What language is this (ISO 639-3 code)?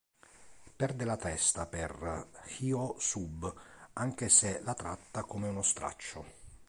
ita